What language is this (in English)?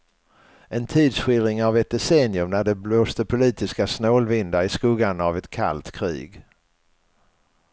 Swedish